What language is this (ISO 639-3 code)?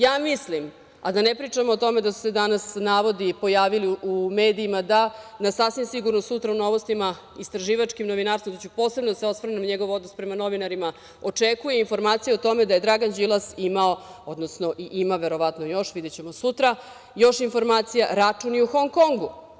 srp